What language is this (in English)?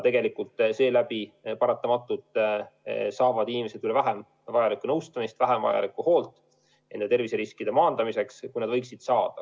Estonian